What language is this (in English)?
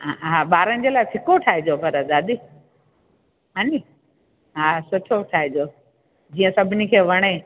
Sindhi